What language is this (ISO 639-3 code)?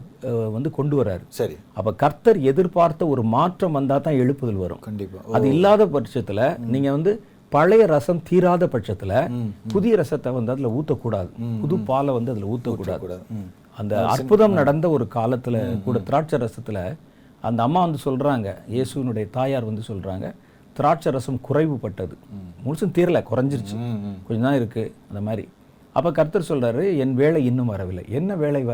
tam